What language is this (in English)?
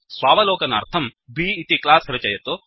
Sanskrit